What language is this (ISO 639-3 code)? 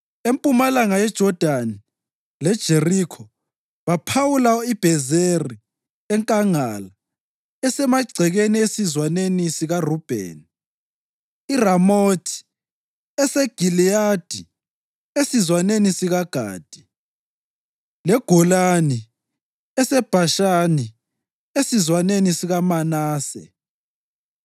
nde